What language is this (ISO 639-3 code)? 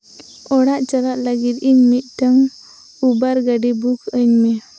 sat